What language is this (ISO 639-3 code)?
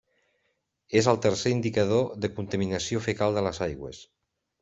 cat